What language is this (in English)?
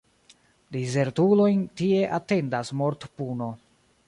Esperanto